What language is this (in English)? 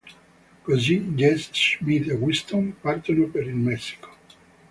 Italian